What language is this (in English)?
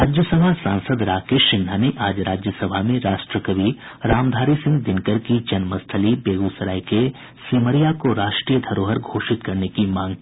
Hindi